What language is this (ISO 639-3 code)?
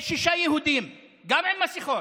heb